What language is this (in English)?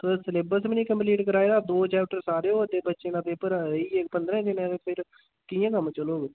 Dogri